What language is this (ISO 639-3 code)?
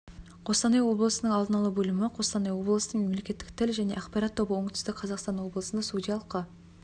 kaz